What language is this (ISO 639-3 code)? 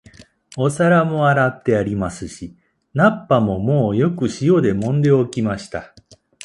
jpn